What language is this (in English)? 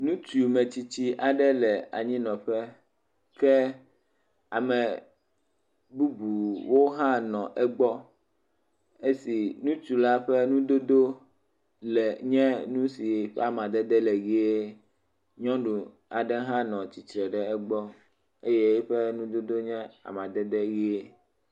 Ewe